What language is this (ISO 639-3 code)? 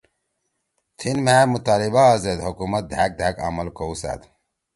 trw